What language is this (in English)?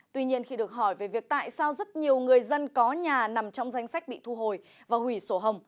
Vietnamese